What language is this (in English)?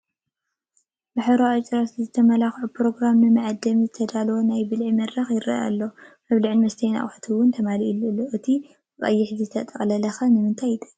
Tigrinya